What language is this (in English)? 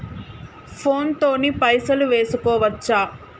Telugu